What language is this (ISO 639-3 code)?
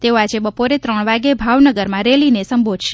guj